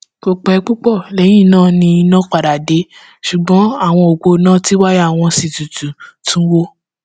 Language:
Yoruba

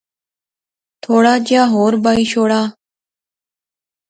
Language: Pahari-Potwari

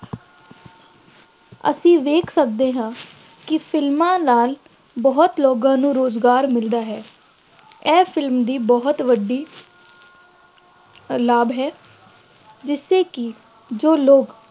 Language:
Punjabi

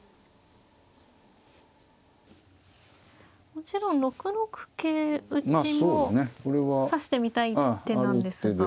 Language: Japanese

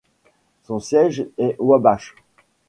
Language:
French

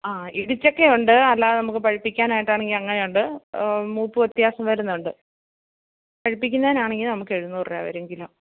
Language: Malayalam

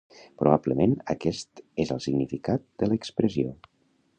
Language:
Catalan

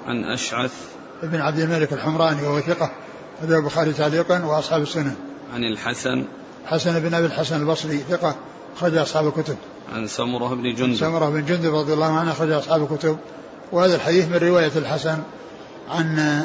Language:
Arabic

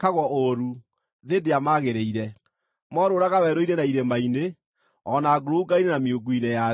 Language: Kikuyu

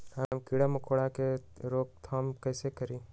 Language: Magahi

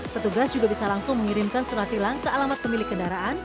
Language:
Indonesian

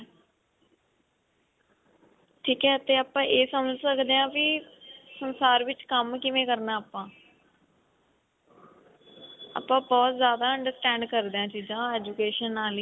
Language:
Punjabi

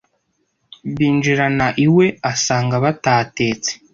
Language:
Kinyarwanda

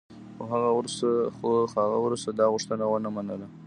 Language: Pashto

